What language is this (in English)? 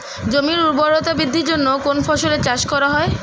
Bangla